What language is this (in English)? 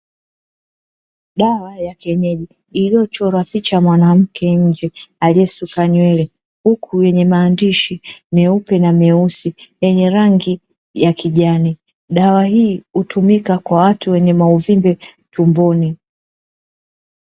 Swahili